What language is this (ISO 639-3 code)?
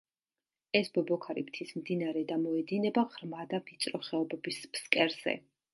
kat